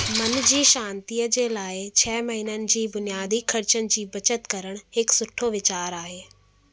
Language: Sindhi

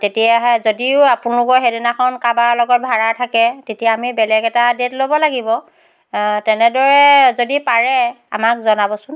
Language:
Assamese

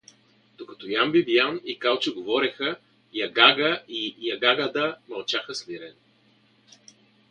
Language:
Bulgarian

